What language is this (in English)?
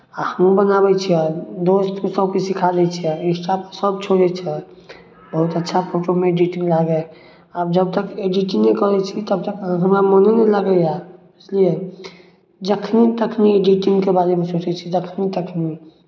Maithili